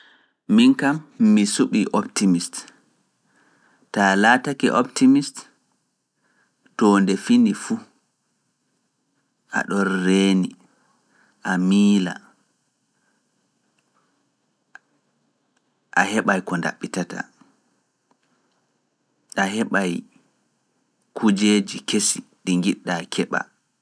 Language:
Fula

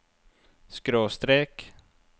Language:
Norwegian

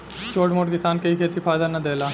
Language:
Bhojpuri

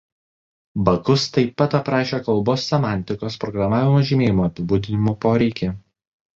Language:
Lithuanian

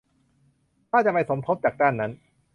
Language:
Thai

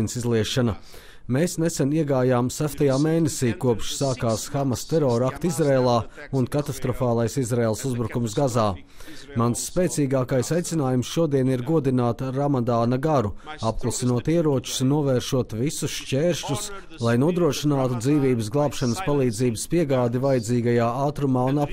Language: Latvian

